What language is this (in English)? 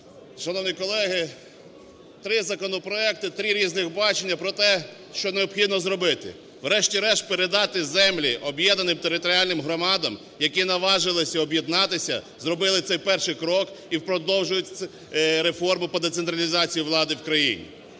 Ukrainian